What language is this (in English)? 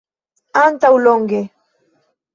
Esperanto